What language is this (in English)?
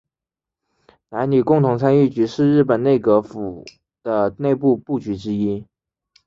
Chinese